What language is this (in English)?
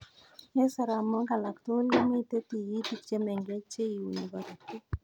Kalenjin